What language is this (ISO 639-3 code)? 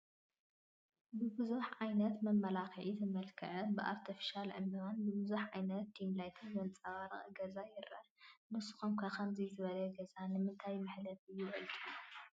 tir